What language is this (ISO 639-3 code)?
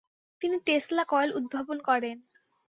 ben